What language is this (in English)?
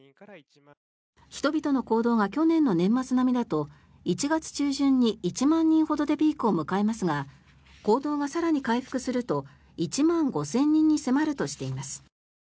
Japanese